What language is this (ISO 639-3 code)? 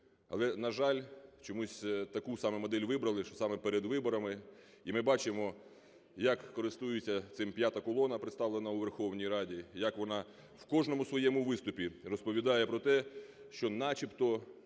ukr